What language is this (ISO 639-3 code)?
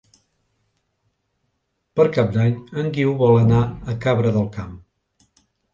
cat